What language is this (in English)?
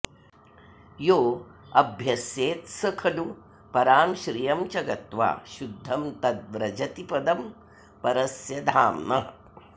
Sanskrit